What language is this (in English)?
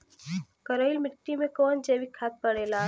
Bhojpuri